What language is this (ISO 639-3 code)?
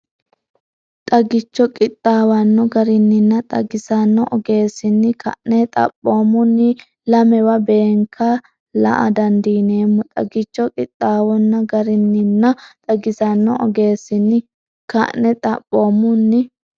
sid